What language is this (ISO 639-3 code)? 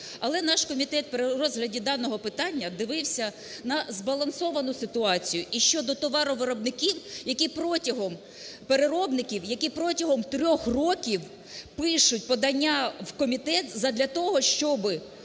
ukr